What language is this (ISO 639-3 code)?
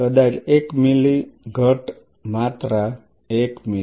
guj